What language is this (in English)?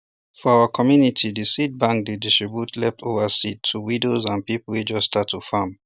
Nigerian Pidgin